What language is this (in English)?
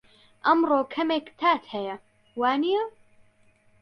Central Kurdish